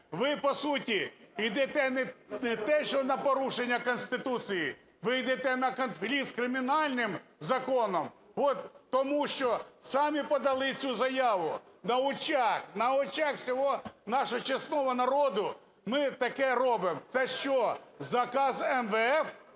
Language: Ukrainian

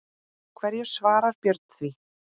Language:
Icelandic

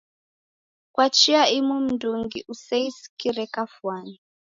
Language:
Taita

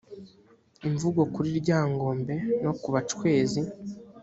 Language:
Kinyarwanda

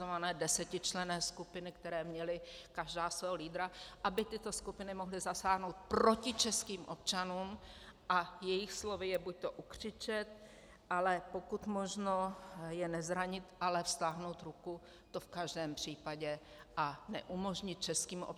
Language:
Czech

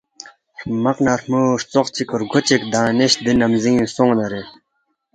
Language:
Balti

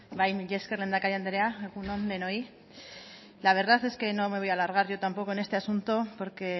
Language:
Spanish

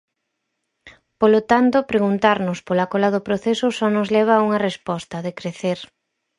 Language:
Galician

